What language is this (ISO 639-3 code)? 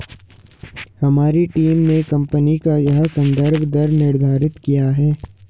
hin